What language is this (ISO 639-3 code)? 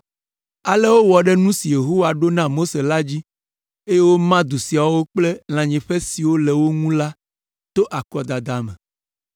ewe